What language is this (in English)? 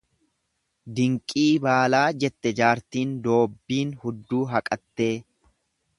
Oromo